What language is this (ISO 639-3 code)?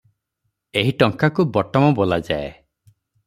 ori